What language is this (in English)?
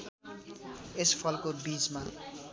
Nepali